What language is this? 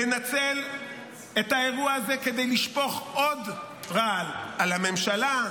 Hebrew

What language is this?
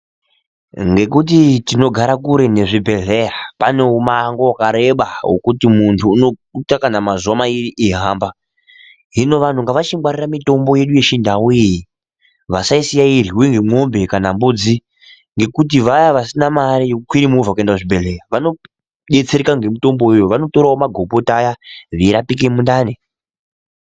Ndau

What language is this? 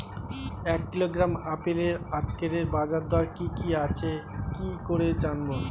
Bangla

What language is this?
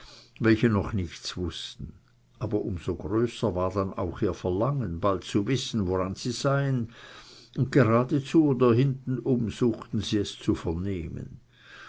German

